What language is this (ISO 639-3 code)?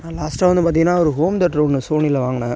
tam